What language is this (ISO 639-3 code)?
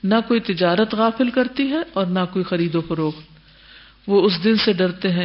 urd